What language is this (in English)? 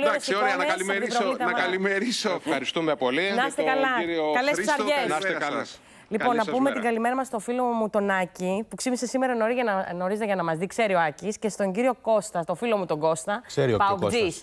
Greek